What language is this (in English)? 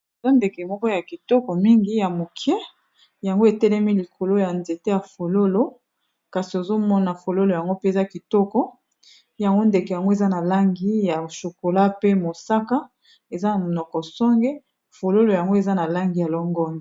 Lingala